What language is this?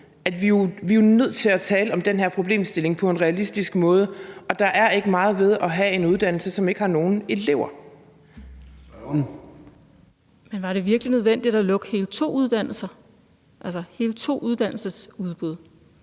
Danish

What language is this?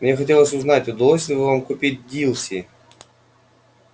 Russian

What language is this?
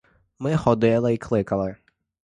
Ukrainian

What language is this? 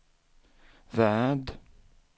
Swedish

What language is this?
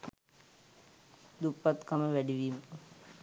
Sinhala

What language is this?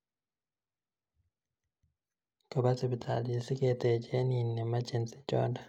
Kalenjin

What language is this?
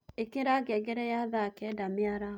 Kikuyu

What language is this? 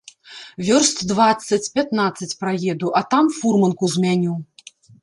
Belarusian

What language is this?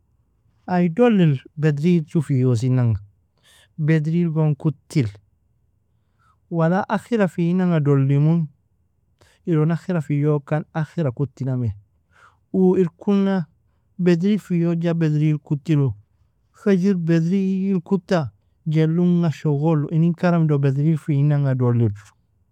Nobiin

